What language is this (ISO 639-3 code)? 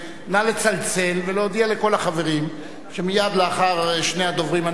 heb